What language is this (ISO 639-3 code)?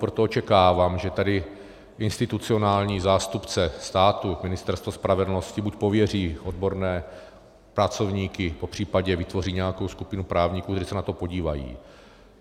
ces